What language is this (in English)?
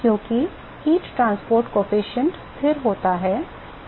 Hindi